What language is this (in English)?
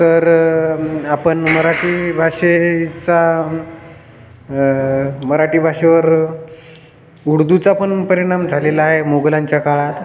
Marathi